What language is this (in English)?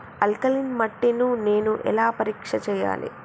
Telugu